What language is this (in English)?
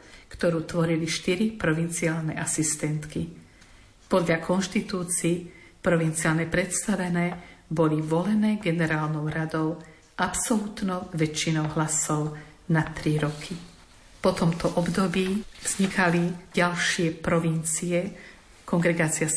Slovak